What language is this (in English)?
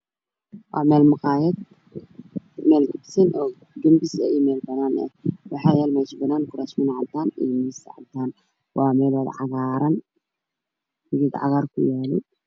Somali